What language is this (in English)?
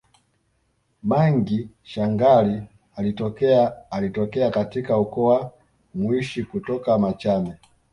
Swahili